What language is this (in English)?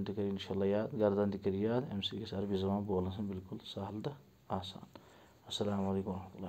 Spanish